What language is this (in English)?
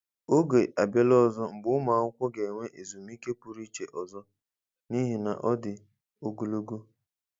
Igbo